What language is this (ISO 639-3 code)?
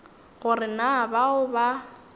nso